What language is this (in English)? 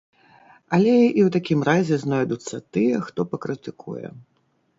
Belarusian